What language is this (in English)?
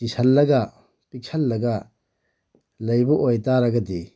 Manipuri